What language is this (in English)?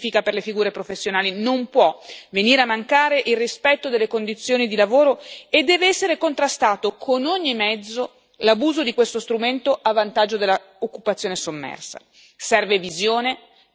Italian